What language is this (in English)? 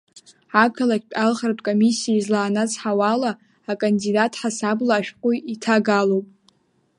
Abkhazian